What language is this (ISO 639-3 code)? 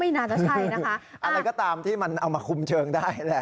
tha